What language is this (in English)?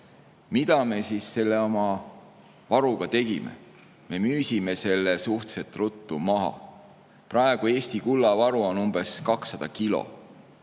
Estonian